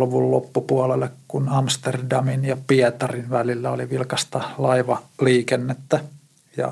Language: Finnish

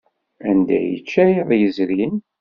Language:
Kabyle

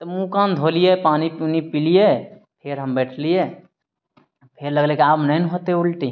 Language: Maithili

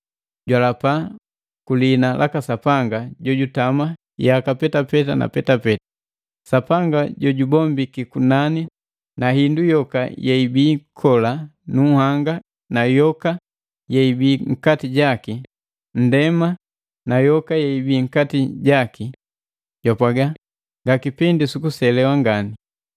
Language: Matengo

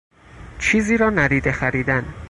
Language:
Persian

